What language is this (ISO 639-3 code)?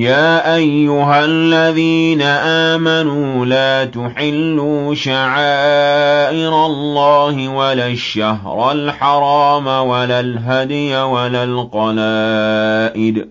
ara